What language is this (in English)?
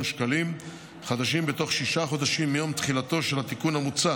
Hebrew